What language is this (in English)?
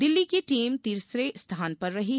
Hindi